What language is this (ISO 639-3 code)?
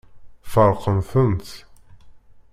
kab